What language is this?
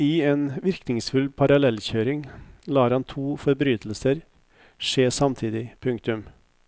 Norwegian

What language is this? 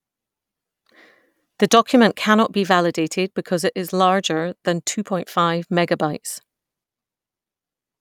English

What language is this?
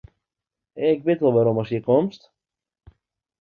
Western Frisian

